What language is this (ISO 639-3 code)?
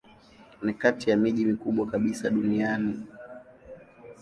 swa